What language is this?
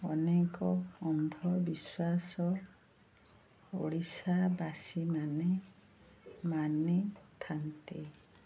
Odia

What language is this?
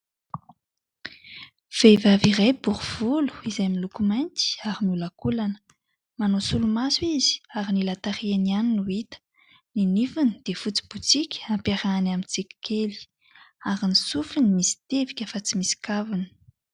Malagasy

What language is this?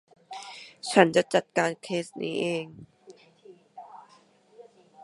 Thai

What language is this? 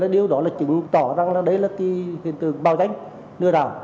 Vietnamese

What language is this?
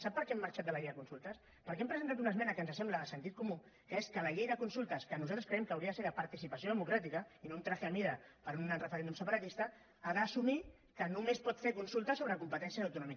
Catalan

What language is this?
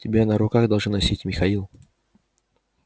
Russian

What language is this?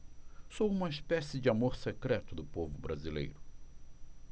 Portuguese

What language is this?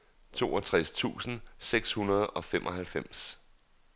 Danish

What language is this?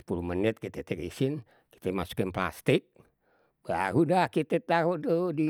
Betawi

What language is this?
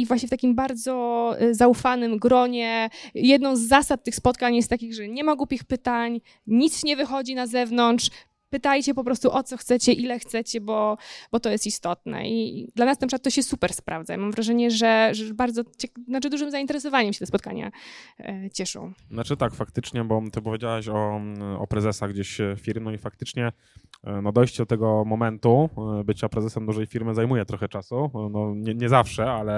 Polish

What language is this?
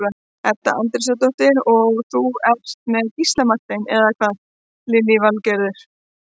Icelandic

